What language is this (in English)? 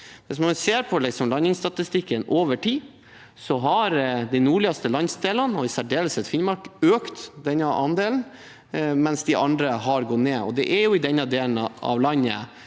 Norwegian